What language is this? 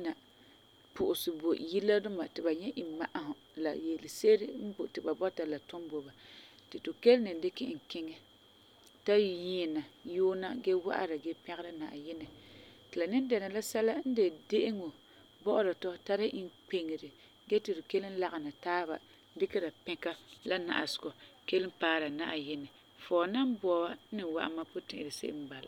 Frafra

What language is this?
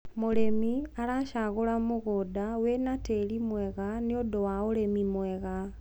Kikuyu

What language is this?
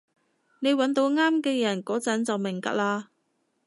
Cantonese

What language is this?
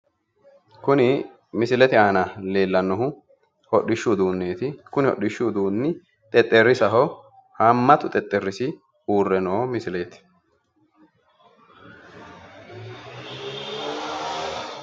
Sidamo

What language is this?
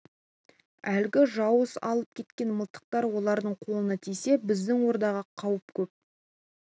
Kazakh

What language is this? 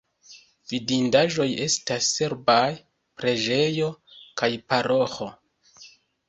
Esperanto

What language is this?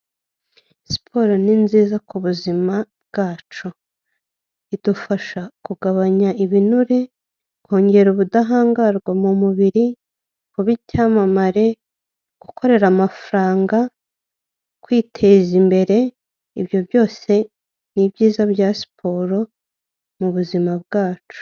Kinyarwanda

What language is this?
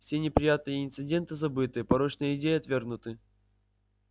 Russian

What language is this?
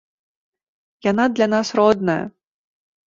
Belarusian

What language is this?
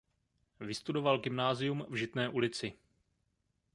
Czech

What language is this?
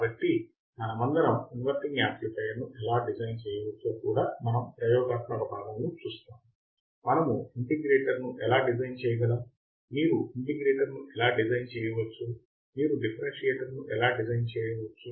Telugu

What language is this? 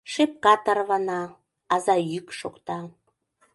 Mari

